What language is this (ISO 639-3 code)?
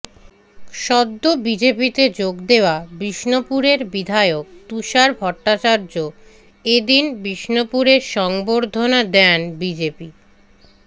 ben